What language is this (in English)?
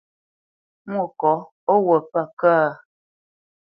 Bamenyam